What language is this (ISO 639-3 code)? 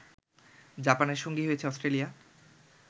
ben